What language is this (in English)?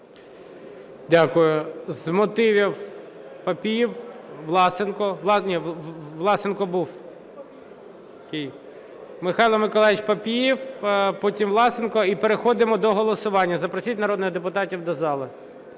Ukrainian